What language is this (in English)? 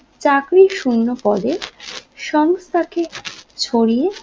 Bangla